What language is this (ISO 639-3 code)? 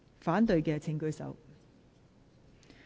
yue